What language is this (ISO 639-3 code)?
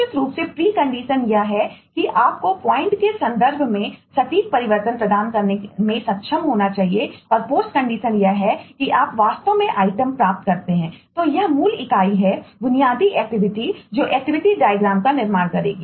hin